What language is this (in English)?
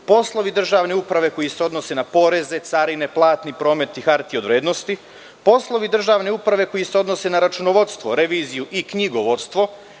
Serbian